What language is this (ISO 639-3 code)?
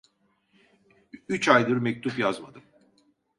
tur